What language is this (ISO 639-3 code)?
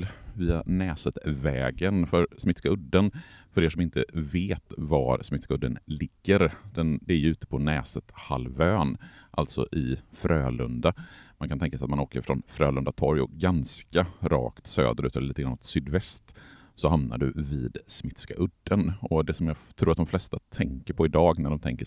swe